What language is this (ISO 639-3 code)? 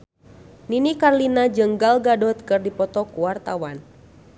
sun